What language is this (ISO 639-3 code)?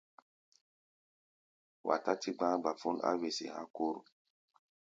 gba